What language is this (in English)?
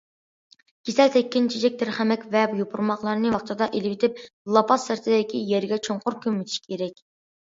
Uyghur